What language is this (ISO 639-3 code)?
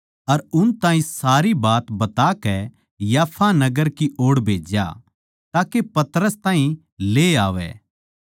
bgc